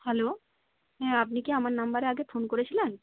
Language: Bangla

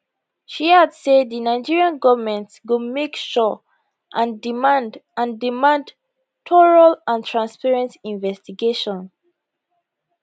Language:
Nigerian Pidgin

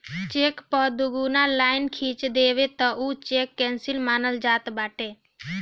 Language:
Bhojpuri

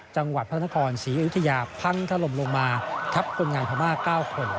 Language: Thai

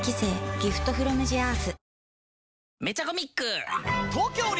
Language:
Japanese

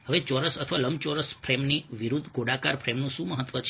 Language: Gujarati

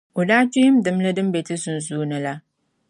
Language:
Dagbani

